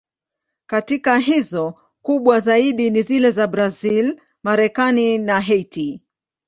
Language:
Swahili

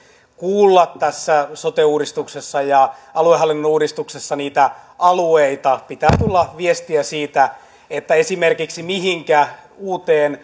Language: Finnish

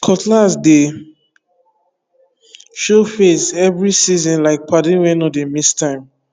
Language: Nigerian Pidgin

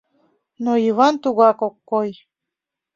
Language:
Mari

